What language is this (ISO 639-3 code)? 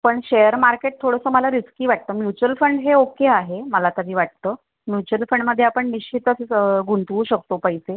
mar